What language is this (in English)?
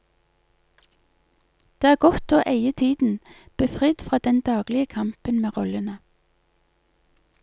Norwegian